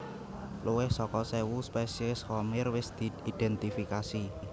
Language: Javanese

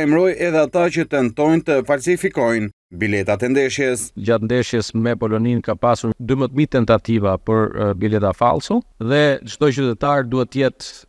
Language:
Romanian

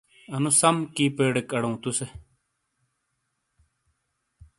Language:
Shina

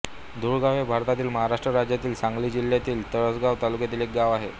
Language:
Marathi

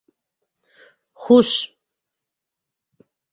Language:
Bashkir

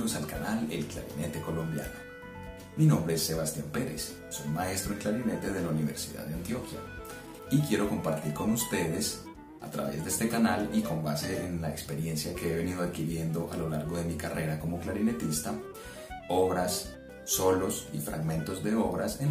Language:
Spanish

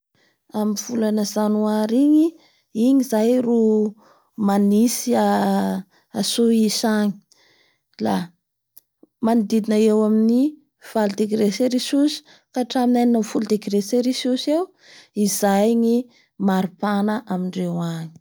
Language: Bara Malagasy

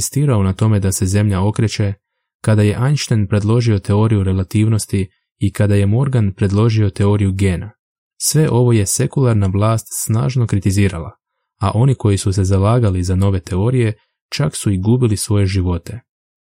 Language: Croatian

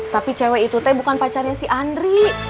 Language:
Indonesian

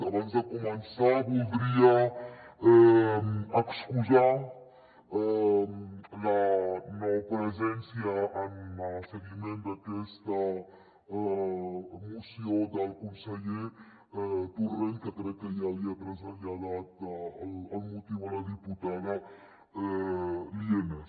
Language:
Catalan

